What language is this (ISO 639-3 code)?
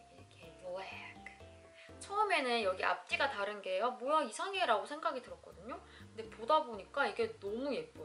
kor